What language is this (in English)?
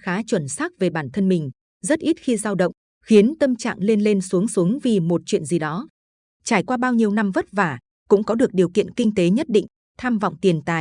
Vietnamese